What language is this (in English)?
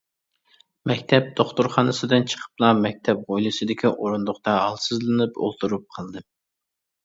Uyghur